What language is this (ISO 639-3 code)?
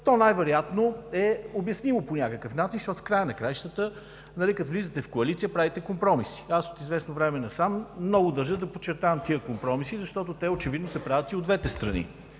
bul